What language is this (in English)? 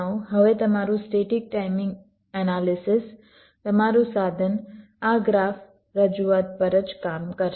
Gujarati